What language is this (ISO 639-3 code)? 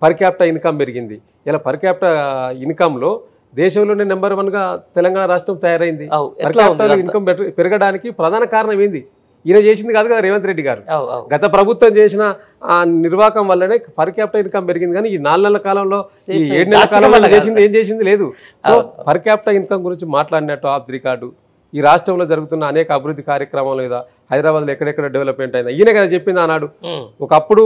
tel